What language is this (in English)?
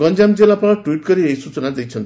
Odia